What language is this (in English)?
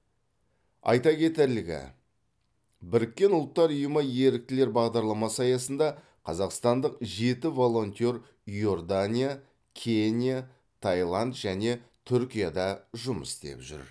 Kazakh